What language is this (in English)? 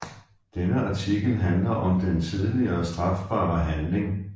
Danish